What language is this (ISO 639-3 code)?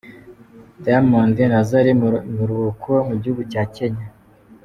kin